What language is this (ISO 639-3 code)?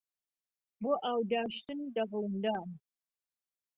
ckb